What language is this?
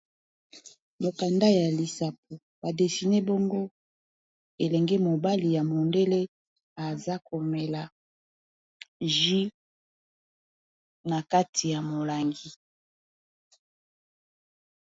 Lingala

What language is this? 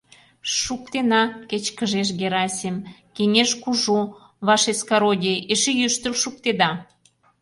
Mari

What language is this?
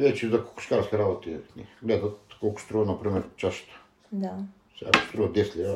Bulgarian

